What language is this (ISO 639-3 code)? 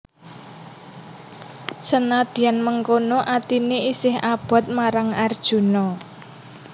jav